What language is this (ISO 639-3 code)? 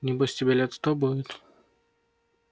rus